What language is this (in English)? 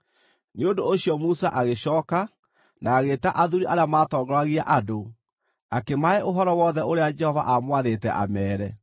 Kikuyu